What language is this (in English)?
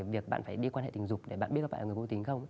Vietnamese